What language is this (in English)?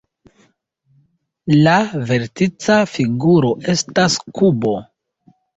Esperanto